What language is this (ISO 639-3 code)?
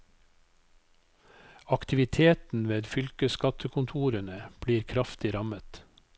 nor